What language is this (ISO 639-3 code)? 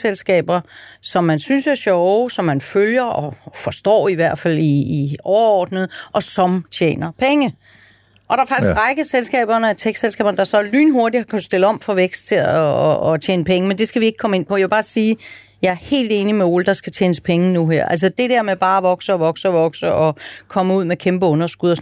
dan